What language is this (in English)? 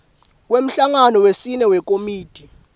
Swati